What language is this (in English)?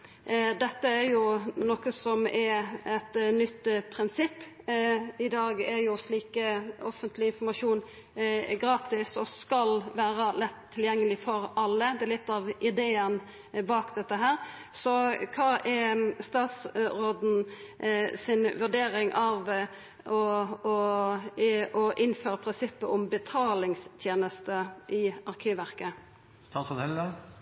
Norwegian Nynorsk